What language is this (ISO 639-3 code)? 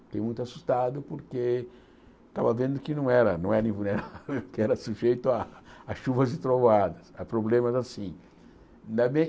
por